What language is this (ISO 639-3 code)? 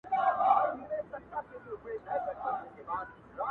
pus